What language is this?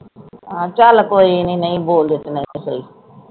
Punjabi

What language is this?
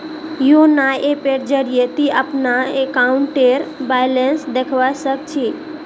Magahi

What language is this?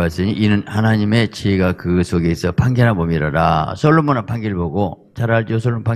Korean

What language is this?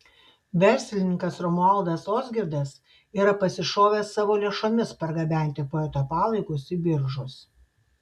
Lithuanian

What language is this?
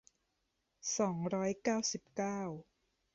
Thai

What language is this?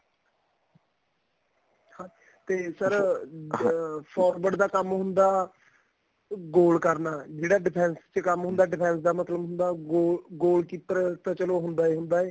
Punjabi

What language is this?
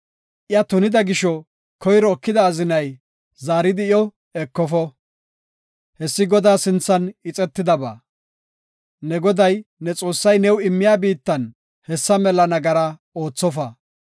Gofa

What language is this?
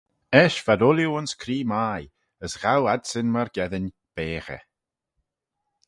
Manx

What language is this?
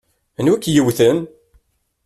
Kabyle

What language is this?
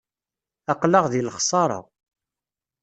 Kabyle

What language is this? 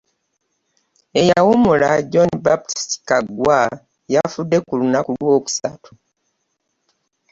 Ganda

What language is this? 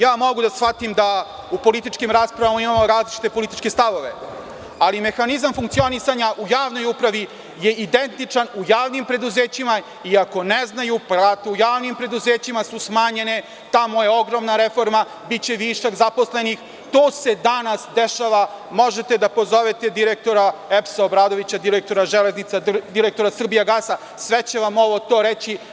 Serbian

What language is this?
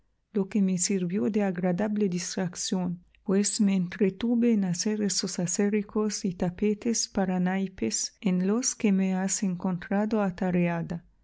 Spanish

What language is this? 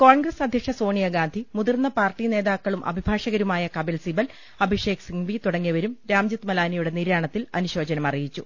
Malayalam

